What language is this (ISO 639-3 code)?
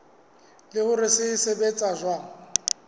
sot